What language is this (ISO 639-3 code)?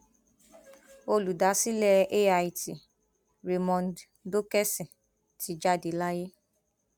yor